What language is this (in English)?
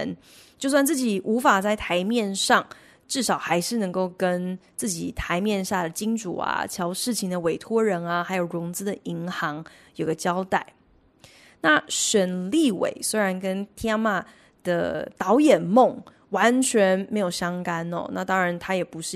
Chinese